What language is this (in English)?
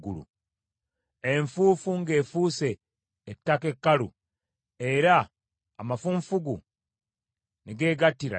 Ganda